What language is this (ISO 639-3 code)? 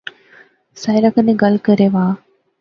phr